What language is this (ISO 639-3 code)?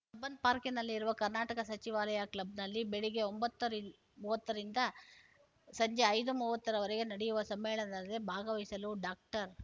kan